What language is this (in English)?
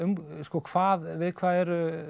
Icelandic